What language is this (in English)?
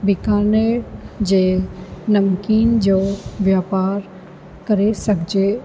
Sindhi